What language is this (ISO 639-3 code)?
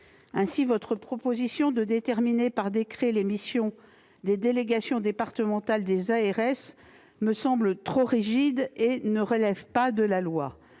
fra